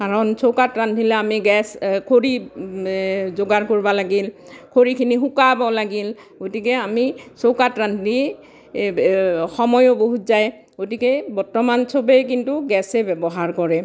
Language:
Assamese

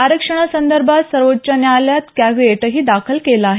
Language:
Marathi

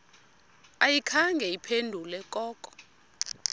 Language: Xhosa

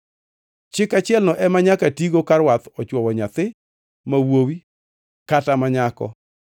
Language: Luo (Kenya and Tanzania)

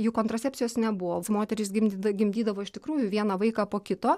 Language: Lithuanian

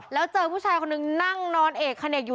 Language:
Thai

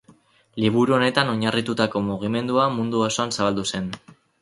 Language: Basque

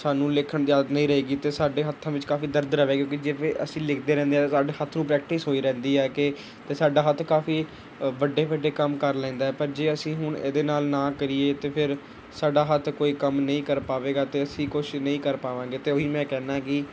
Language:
Punjabi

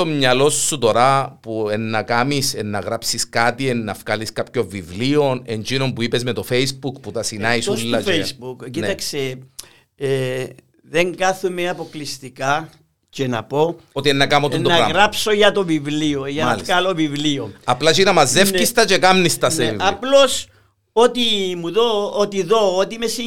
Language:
Greek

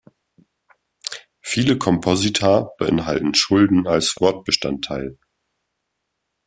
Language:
German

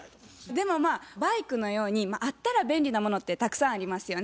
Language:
Japanese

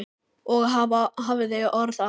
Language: Icelandic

